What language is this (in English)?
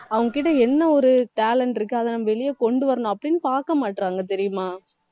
Tamil